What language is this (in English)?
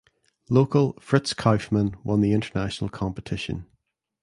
English